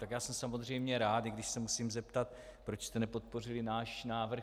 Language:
Czech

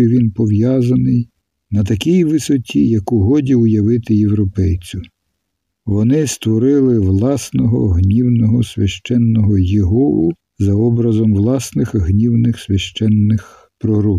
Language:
Ukrainian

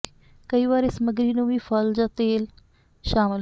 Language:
Punjabi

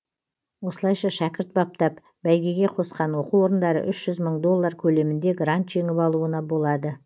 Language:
Kazakh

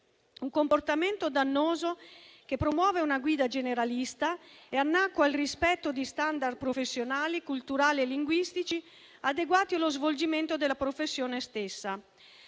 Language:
Italian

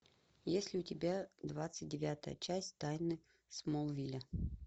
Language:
Russian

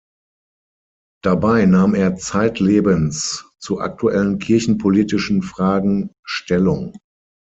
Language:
German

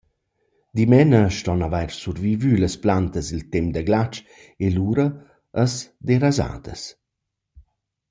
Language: Romansh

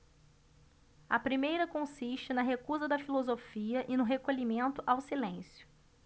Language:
Portuguese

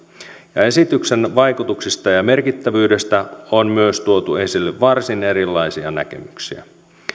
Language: Finnish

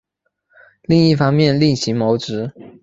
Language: Chinese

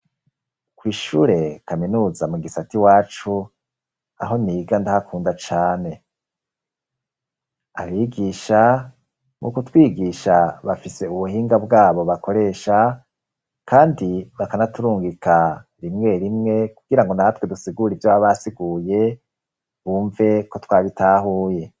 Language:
Rundi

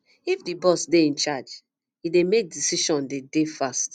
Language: Nigerian Pidgin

